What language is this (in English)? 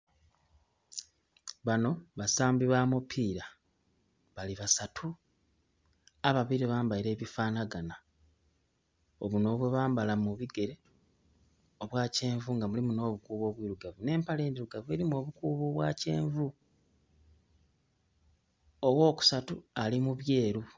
Soga